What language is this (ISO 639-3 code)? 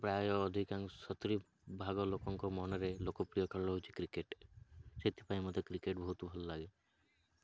ori